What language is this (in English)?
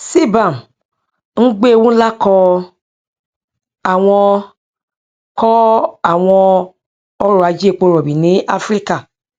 Yoruba